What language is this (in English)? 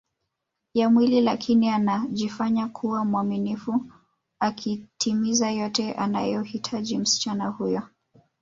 Swahili